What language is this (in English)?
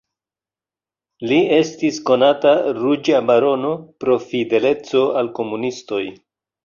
Esperanto